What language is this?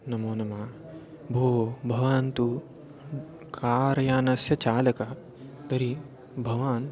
Sanskrit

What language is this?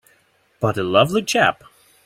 English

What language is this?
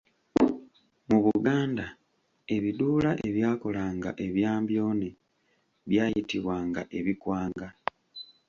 Ganda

